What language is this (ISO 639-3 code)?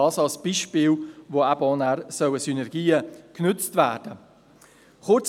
gsw